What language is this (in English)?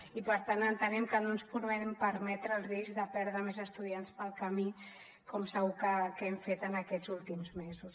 Catalan